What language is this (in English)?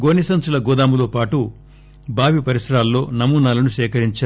Telugu